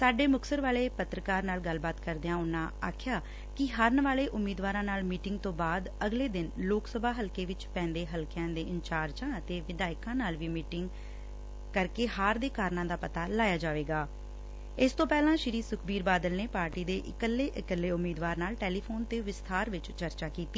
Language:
Punjabi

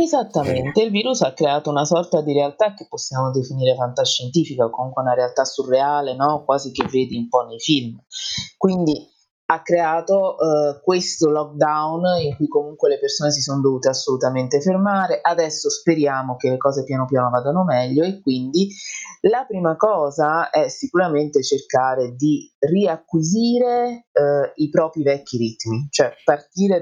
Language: Italian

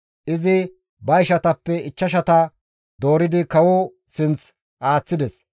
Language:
Gamo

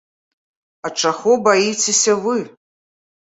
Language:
Belarusian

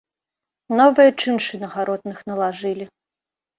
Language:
Belarusian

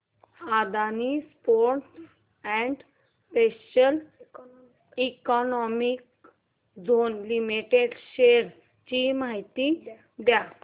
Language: Marathi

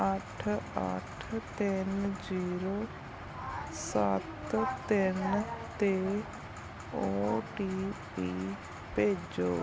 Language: Punjabi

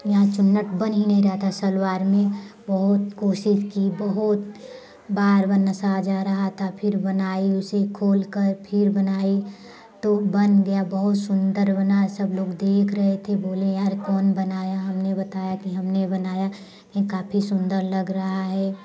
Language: Hindi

